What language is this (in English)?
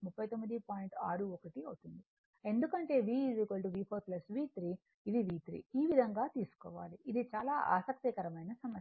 Telugu